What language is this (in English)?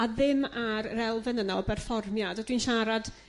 Welsh